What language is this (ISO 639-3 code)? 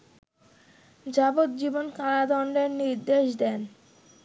ben